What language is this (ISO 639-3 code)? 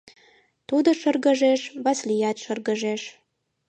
chm